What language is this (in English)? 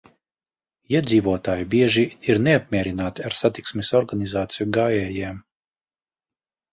Latvian